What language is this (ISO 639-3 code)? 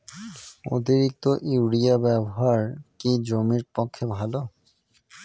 ben